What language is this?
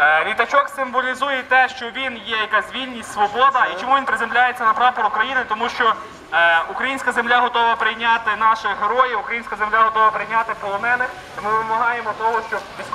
Ukrainian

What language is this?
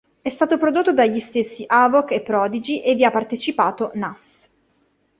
Italian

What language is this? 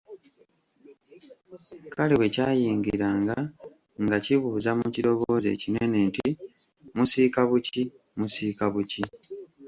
Ganda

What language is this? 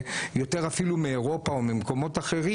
Hebrew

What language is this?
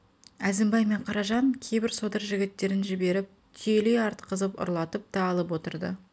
Kazakh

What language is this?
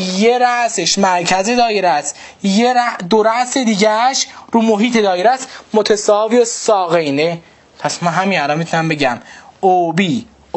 Persian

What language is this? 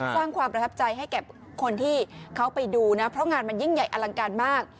Thai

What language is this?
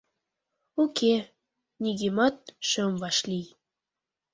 Mari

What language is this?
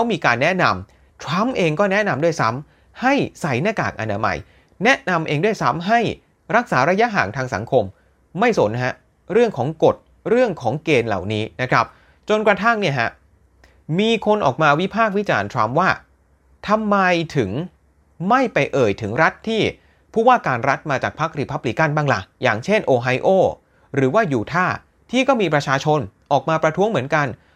Thai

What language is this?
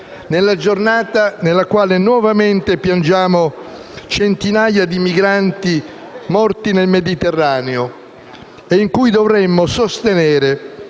Italian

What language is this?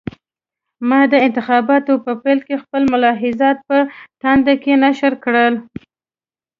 Pashto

